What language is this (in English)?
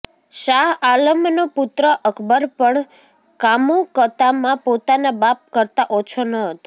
Gujarati